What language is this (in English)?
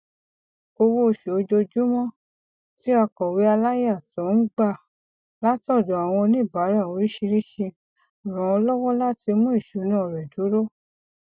Yoruba